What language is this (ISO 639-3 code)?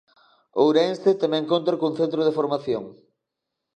glg